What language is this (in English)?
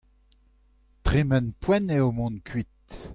Breton